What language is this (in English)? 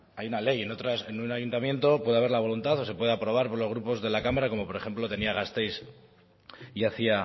Spanish